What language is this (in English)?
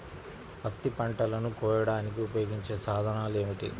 Telugu